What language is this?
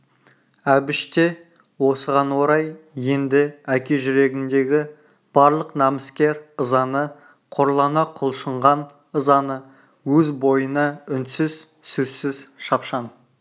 Kazakh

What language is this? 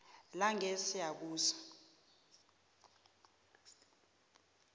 South Ndebele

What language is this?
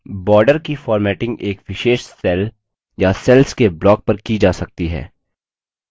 Hindi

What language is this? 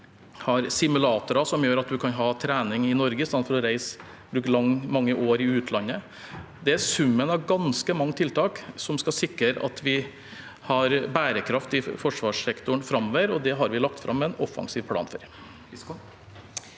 Norwegian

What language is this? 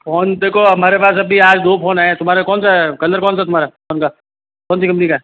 Hindi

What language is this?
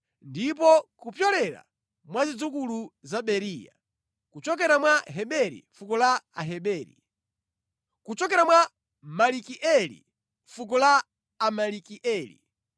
Nyanja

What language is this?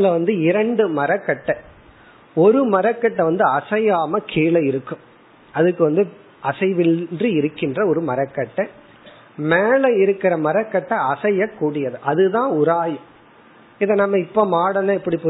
Tamil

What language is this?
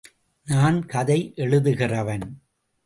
Tamil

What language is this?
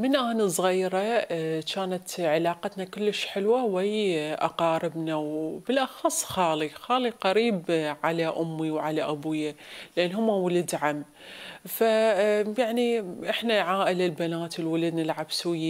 Arabic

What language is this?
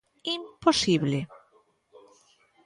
Galician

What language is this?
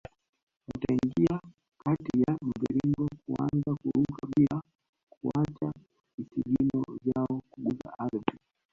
Swahili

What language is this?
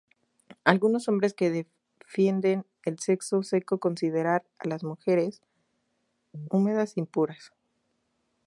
Spanish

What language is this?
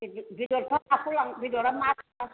Bodo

